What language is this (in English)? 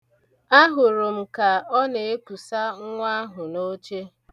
Igbo